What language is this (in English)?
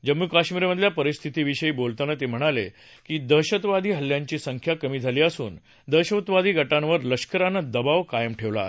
Marathi